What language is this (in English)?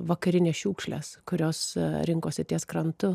Lithuanian